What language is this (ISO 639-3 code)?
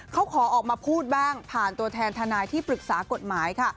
tha